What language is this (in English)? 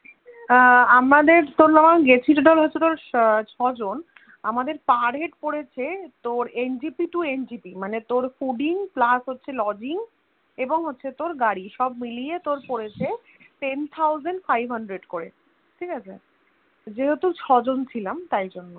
Bangla